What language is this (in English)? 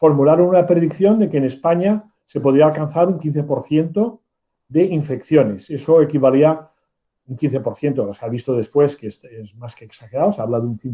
Spanish